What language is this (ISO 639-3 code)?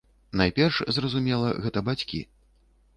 bel